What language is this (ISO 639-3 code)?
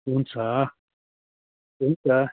nep